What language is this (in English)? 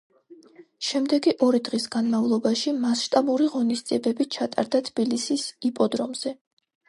Georgian